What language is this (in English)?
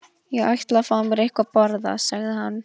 Icelandic